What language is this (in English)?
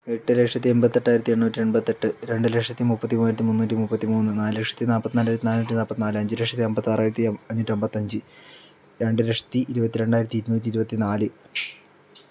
Malayalam